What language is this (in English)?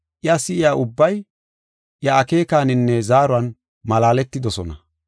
Gofa